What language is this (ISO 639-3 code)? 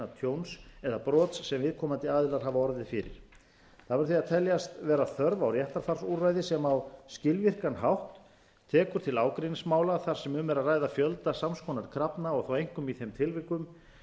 isl